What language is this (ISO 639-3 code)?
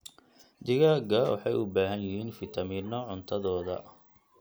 som